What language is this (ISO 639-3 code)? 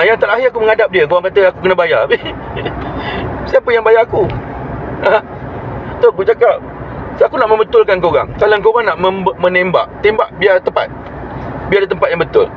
msa